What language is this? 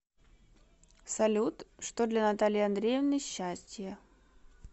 Russian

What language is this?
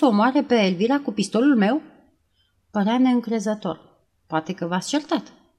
Romanian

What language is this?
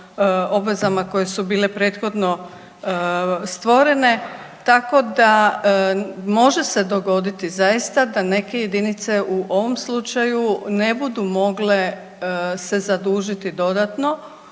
Croatian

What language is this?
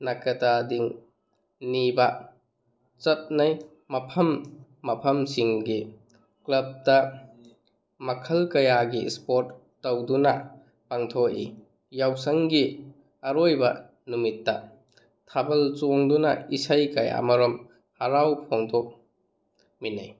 Manipuri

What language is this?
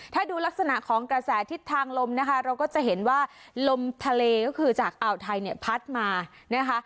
Thai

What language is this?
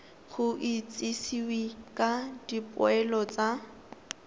Tswana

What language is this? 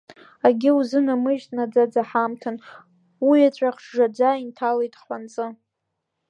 Abkhazian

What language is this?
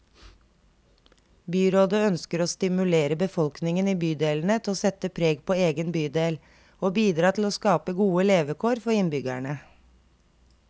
Norwegian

